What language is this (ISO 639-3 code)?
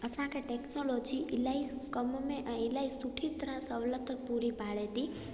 snd